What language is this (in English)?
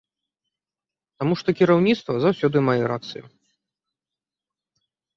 Belarusian